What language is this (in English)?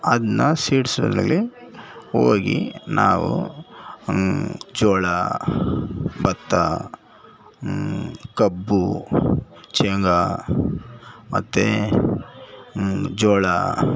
Kannada